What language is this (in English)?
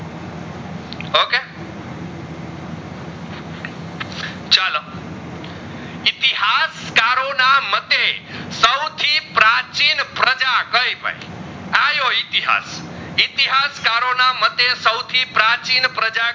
Gujarati